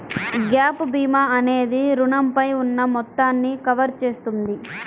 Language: Telugu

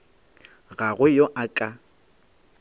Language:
Northern Sotho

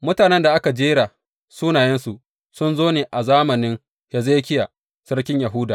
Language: Hausa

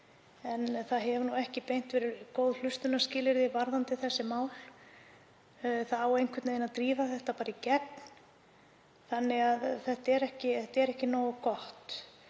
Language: Icelandic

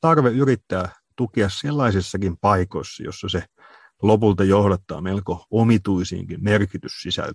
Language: Finnish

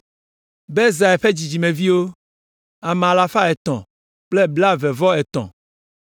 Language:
Ewe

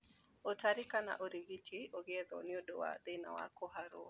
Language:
Kikuyu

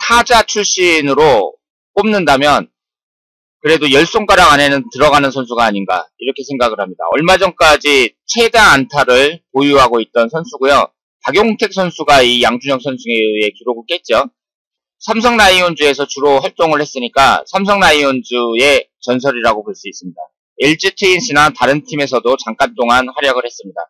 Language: Korean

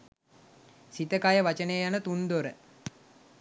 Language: Sinhala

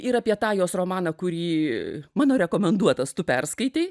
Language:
Lithuanian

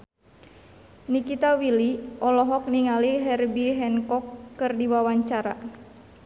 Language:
Sundanese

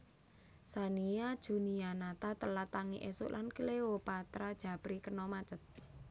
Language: Javanese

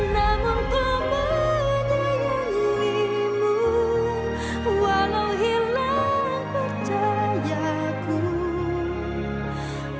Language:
Indonesian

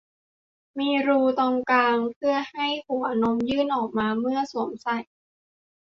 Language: Thai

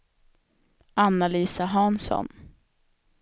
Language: Swedish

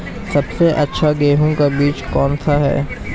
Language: Hindi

